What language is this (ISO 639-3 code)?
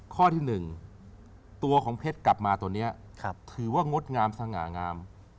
tha